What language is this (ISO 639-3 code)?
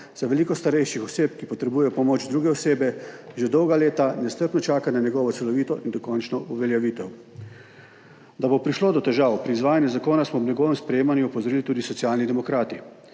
slv